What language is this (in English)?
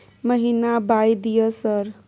Maithili